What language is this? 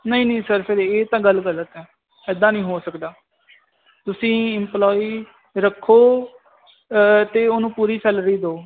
Punjabi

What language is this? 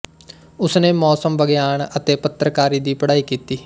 Punjabi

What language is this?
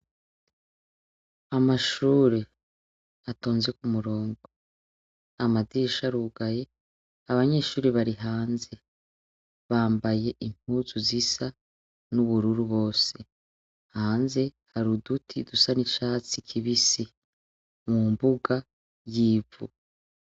Rundi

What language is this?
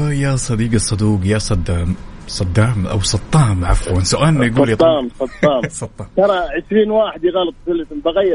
Arabic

